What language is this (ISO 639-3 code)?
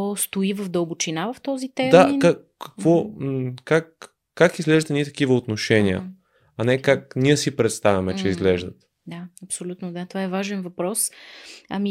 bul